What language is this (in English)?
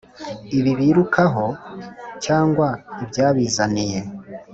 Kinyarwanda